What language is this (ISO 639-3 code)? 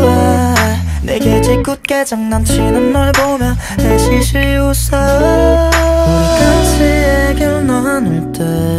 kor